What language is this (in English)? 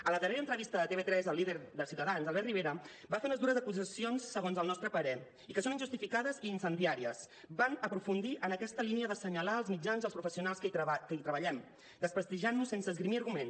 Catalan